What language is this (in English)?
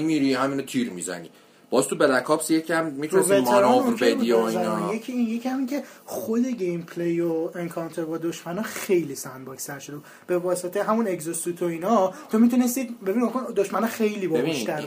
Persian